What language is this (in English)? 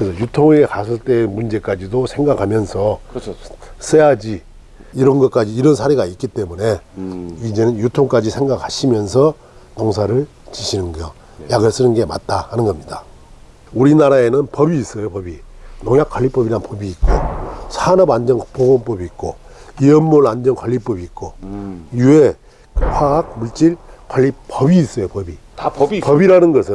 Korean